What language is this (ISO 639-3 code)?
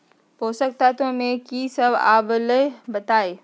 mag